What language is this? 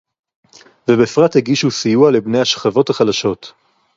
Hebrew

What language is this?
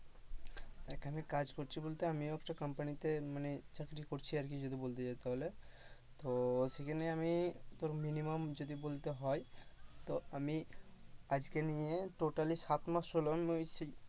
Bangla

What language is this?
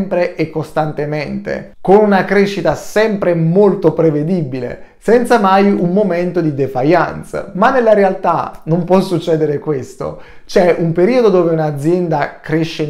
Italian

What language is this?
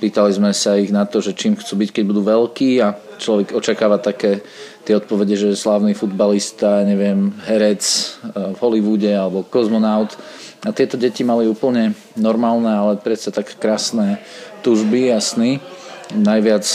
Slovak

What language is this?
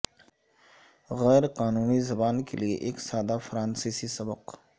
Urdu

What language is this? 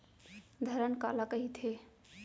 Chhattisgarhi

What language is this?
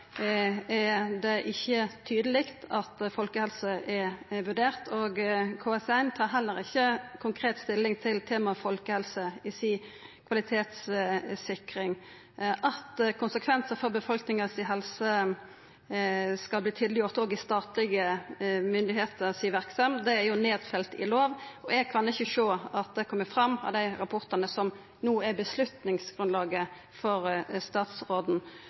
Norwegian Nynorsk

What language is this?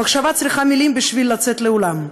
Hebrew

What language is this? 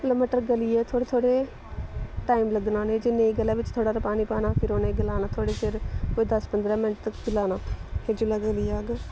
Dogri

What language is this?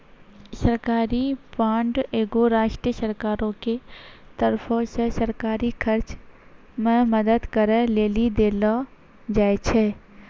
Maithili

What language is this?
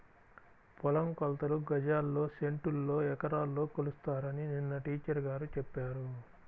Telugu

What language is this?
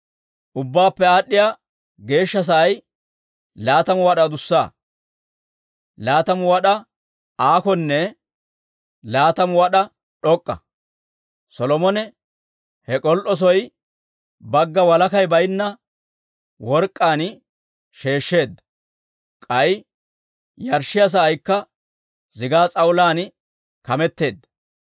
Dawro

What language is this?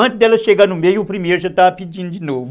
Portuguese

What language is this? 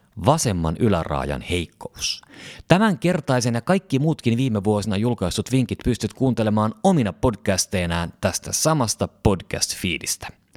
Finnish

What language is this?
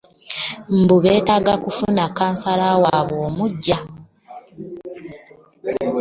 Ganda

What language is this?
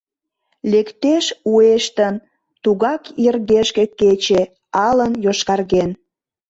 Mari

